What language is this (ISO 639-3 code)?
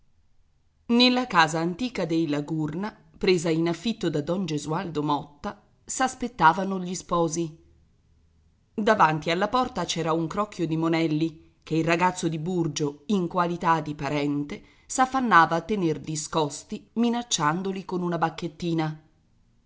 ita